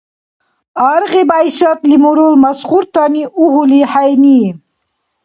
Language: Dargwa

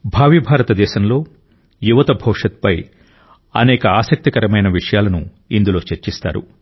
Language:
Telugu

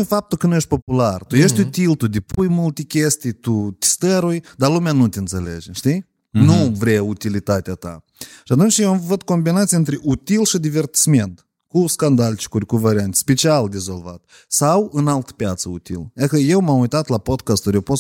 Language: Romanian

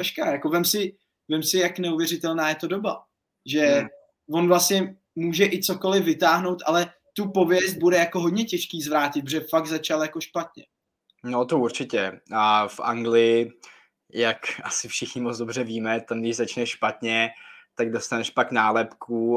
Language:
Czech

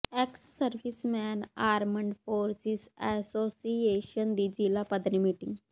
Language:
Punjabi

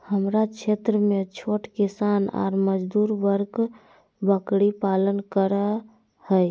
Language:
Magahi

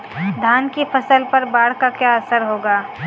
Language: Hindi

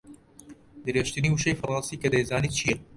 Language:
Central Kurdish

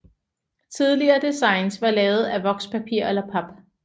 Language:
Danish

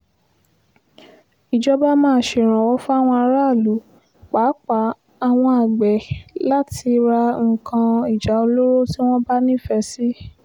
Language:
Yoruba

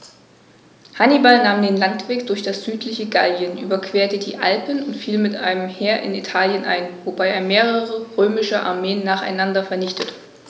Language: German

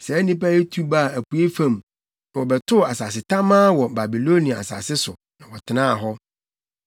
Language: Akan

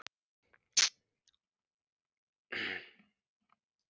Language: Icelandic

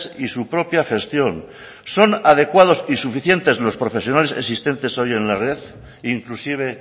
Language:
Spanish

